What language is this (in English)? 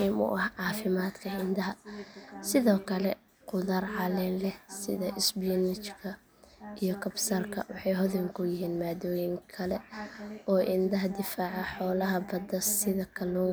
Somali